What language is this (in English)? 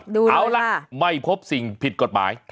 Thai